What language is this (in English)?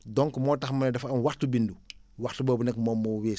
Wolof